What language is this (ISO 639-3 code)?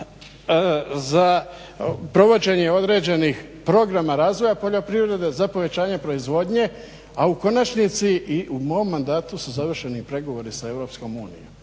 hrv